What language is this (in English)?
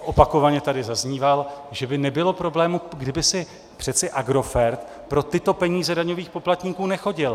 Czech